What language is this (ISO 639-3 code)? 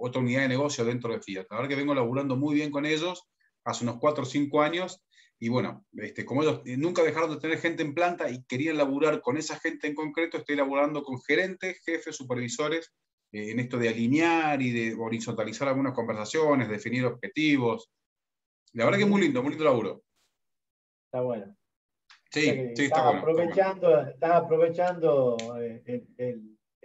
spa